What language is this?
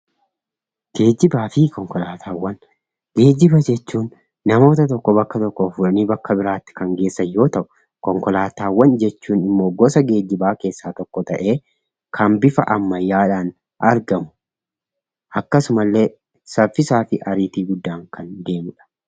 Oromo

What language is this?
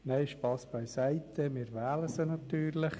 Swiss German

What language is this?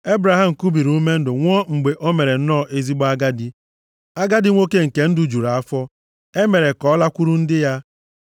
Igbo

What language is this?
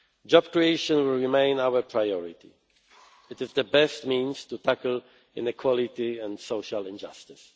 English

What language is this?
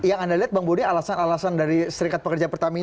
Indonesian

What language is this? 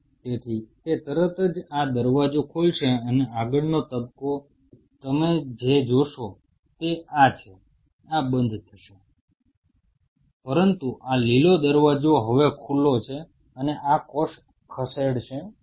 Gujarati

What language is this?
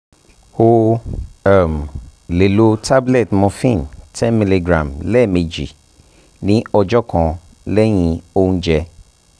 Yoruba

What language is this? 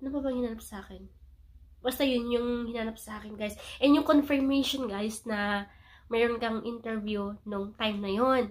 Filipino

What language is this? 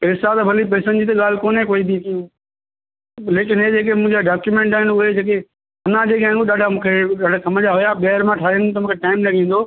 Sindhi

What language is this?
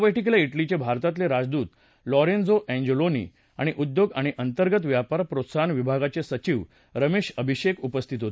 Marathi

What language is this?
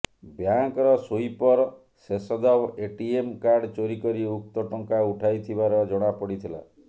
Odia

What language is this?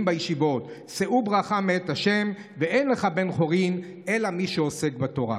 Hebrew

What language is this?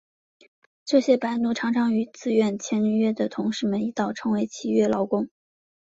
Chinese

